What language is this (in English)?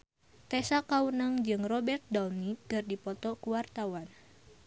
Sundanese